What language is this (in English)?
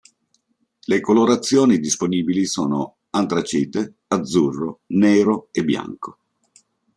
Italian